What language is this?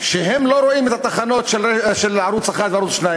Hebrew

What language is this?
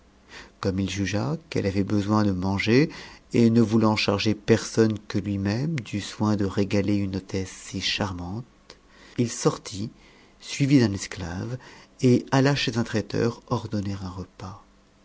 French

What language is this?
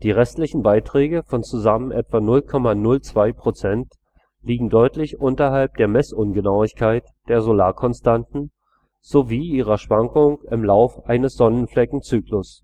German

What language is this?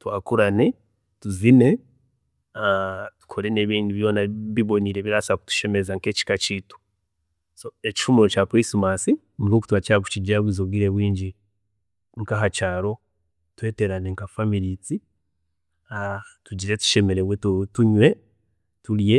Chiga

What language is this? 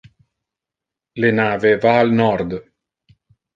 Interlingua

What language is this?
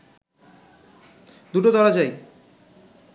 Bangla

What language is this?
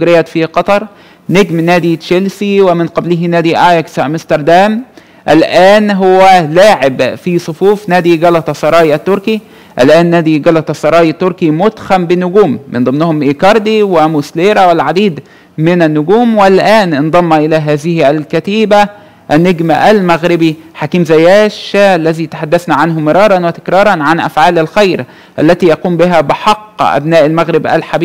Arabic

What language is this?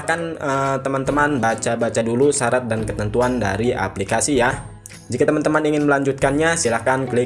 Indonesian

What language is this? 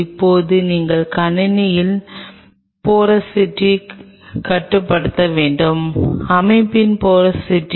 Tamil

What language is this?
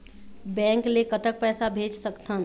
Chhattisgarhi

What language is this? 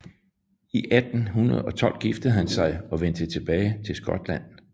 Danish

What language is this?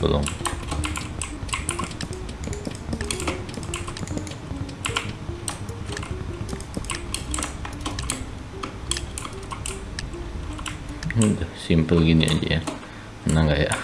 Indonesian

